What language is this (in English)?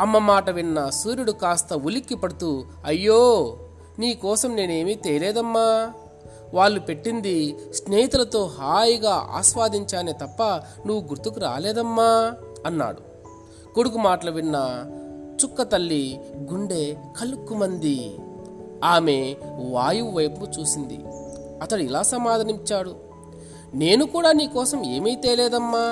Telugu